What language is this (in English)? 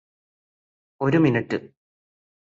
Malayalam